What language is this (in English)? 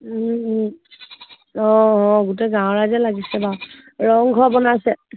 Assamese